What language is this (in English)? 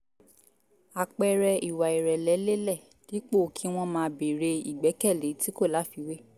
Yoruba